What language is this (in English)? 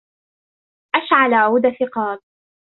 Arabic